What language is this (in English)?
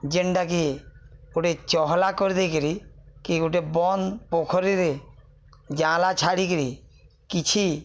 Odia